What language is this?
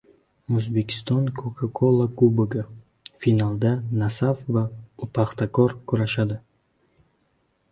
Uzbek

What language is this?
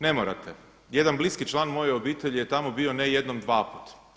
Croatian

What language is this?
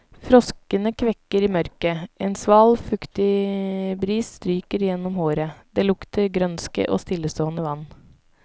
Norwegian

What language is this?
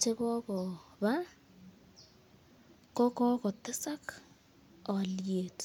Kalenjin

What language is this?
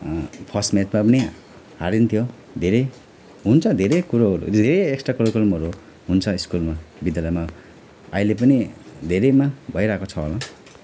Nepali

